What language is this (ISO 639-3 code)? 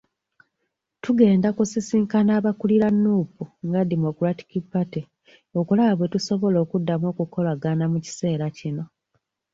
lug